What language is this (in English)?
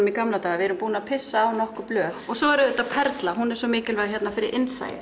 Icelandic